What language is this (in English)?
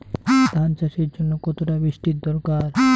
Bangla